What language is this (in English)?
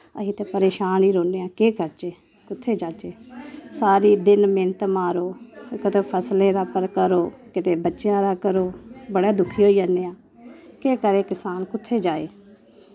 Dogri